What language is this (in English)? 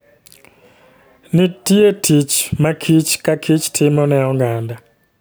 Luo (Kenya and Tanzania)